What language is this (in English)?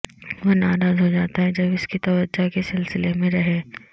Urdu